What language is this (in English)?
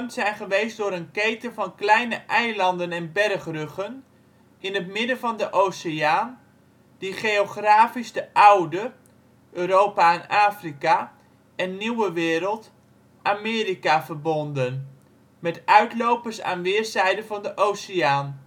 Dutch